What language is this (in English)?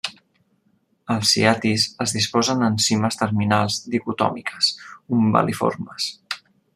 Catalan